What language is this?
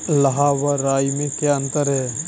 Hindi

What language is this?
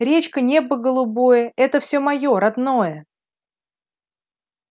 Russian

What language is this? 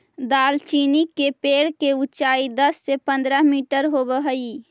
Magahi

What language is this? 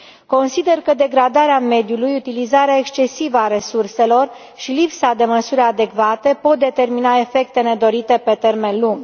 Romanian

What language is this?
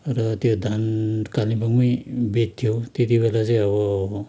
Nepali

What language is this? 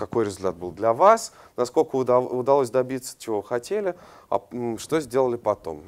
Russian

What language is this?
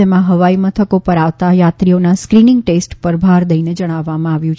Gujarati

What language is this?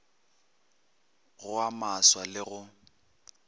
Northern Sotho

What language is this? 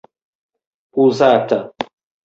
Esperanto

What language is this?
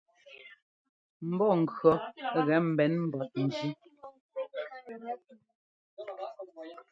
Ngomba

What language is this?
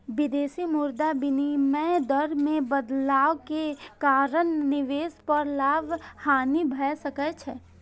Maithili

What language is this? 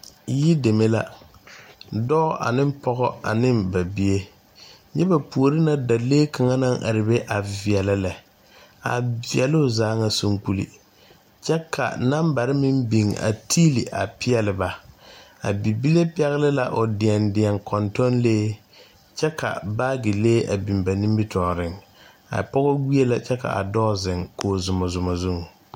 Southern Dagaare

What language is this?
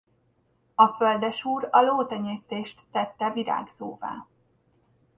Hungarian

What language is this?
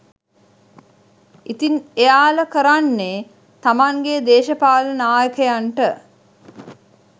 Sinhala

